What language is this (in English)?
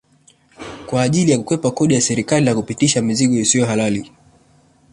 Swahili